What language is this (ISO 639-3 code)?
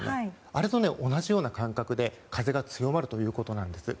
jpn